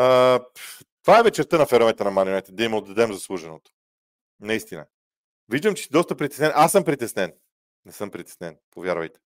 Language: Bulgarian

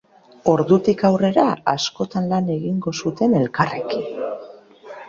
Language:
Basque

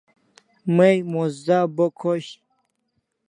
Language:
Kalasha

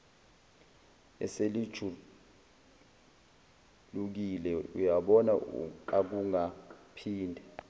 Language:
Zulu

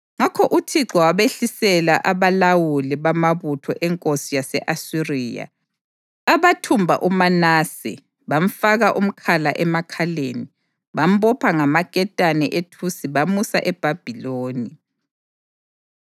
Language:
North Ndebele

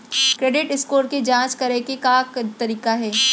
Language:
Chhattisgarhi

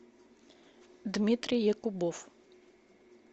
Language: Russian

